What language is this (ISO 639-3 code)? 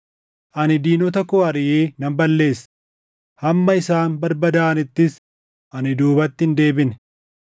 orm